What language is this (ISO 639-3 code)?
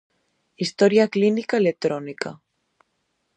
glg